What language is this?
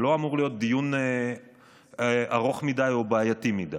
Hebrew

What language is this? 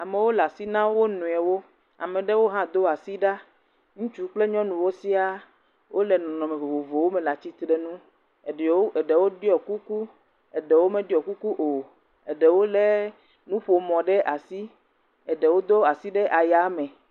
Ewe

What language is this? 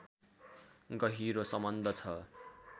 Nepali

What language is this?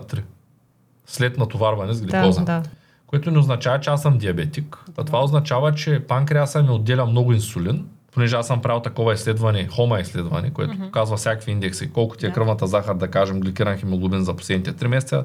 Bulgarian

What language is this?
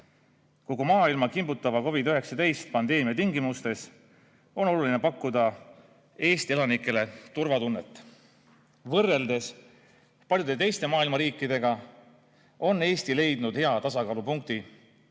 Estonian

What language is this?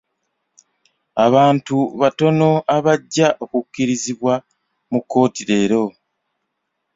Ganda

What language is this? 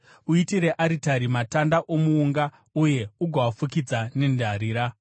Shona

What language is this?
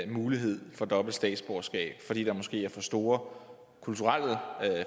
Danish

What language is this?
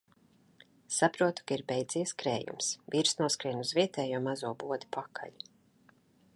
Latvian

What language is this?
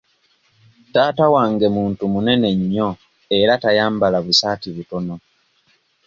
Ganda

